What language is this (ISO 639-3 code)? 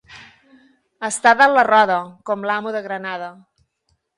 cat